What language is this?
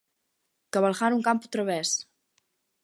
Galician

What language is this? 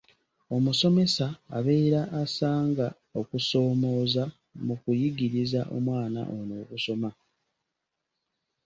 Ganda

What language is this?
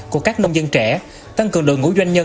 Vietnamese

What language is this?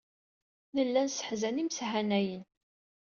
Kabyle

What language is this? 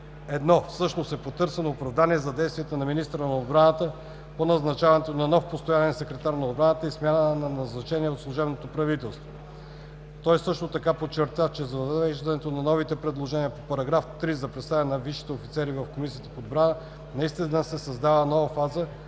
Bulgarian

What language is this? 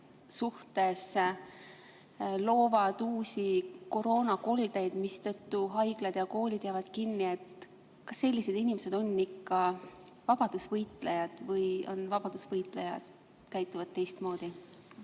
Estonian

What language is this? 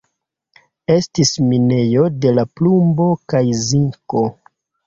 Esperanto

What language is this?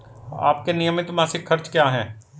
Hindi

